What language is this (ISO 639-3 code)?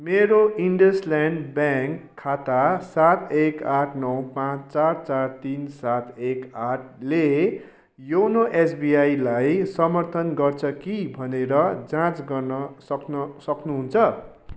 nep